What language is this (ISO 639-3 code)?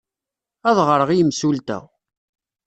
kab